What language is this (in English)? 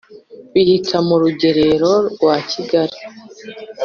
Kinyarwanda